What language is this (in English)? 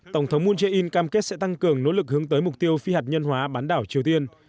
Vietnamese